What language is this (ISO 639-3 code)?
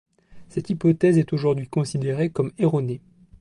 fra